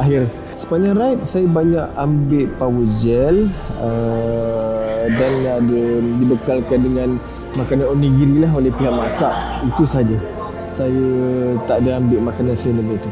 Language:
Malay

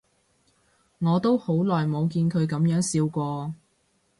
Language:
Cantonese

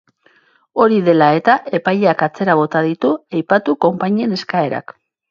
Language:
Basque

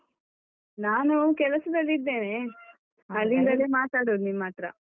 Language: Kannada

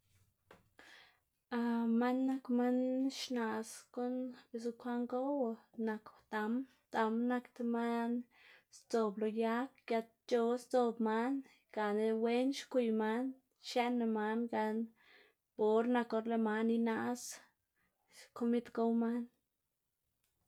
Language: Xanaguía Zapotec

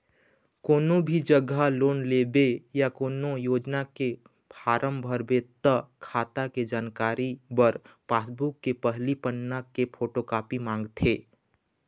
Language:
Chhattisgarhi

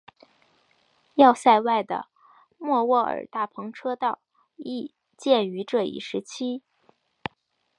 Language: Chinese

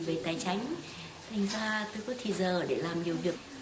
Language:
Vietnamese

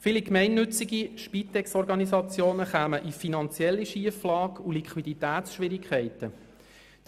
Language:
Swiss German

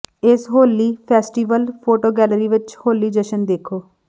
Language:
Punjabi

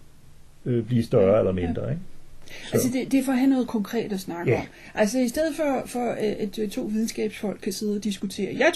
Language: Danish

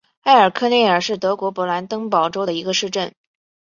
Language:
Chinese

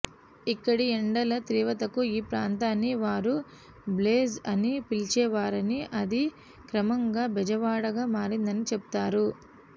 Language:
Telugu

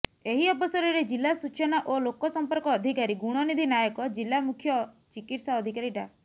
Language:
Odia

